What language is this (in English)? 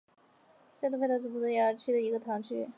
Chinese